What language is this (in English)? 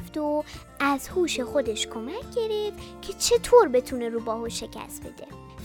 Persian